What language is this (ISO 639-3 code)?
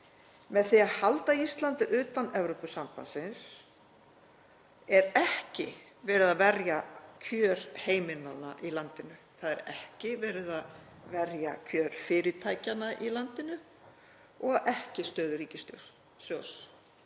isl